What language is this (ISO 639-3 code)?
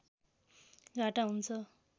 nep